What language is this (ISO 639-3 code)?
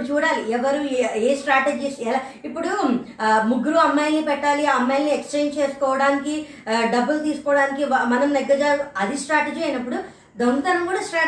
tel